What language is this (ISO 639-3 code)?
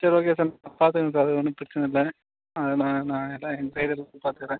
tam